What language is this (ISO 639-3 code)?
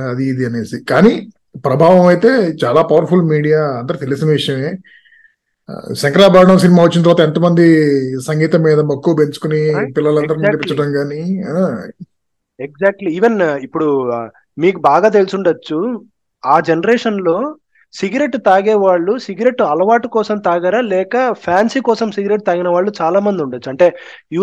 tel